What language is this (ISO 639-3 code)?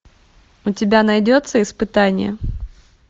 rus